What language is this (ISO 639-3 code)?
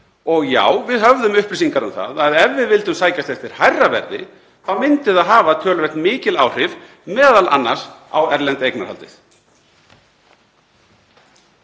isl